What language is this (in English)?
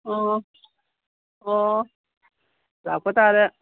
Manipuri